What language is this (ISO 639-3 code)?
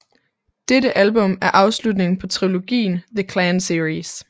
dan